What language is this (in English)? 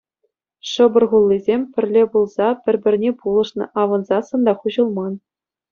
Chuvash